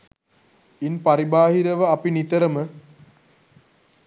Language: Sinhala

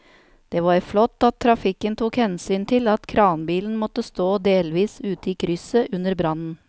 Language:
Norwegian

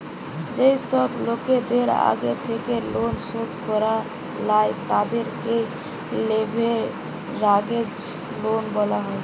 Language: Bangla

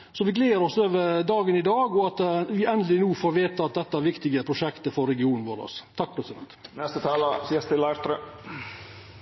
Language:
Norwegian Nynorsk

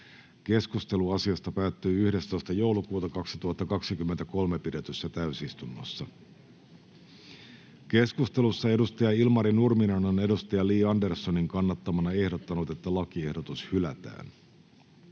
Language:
Finnish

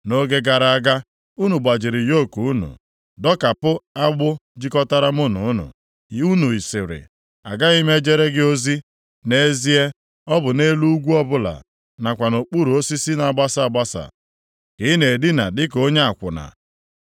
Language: Igbo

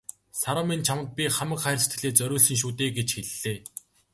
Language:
Mongolian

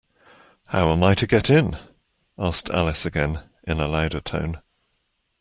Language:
English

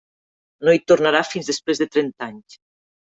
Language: Catalan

